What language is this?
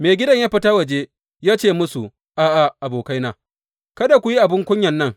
Hausa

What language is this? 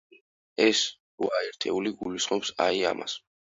Georgian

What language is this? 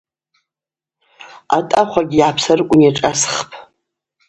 Abaza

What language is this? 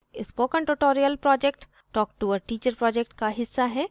Hindi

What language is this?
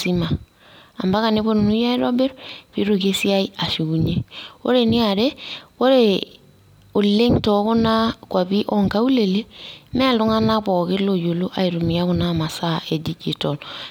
Masai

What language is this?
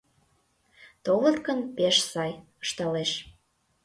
Mari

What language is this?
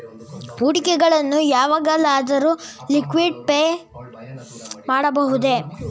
Kannada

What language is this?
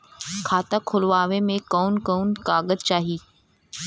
Bhojpuri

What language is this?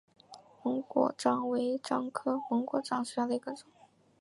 Chinese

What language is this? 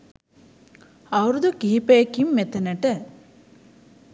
Sinhala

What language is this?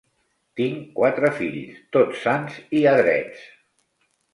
Catalan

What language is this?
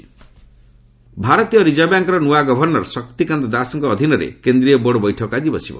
Odia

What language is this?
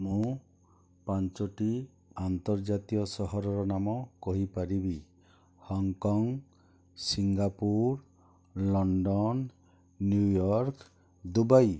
Odia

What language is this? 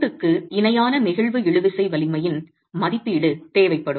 Tamil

